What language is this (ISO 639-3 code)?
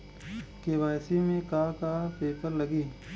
bho